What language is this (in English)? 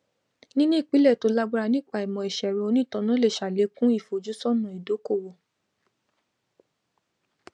Yoruba